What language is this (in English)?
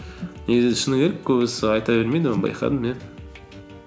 Kazakh